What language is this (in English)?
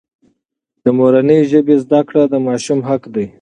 Pashto